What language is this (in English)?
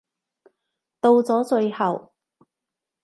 Cantonese